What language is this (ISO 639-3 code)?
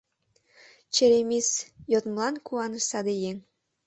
chm